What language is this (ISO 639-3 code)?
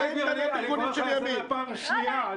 heb